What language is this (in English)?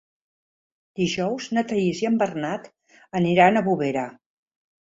Catalan